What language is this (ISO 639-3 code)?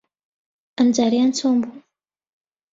ckb